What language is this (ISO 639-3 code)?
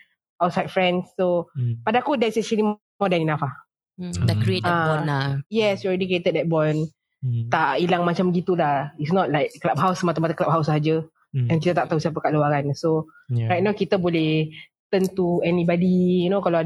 msa